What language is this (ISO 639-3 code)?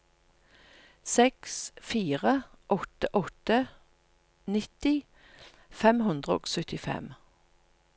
nor